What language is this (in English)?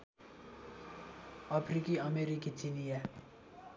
Nepali